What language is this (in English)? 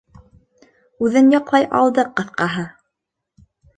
Bashkir